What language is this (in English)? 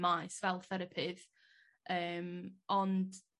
Welsh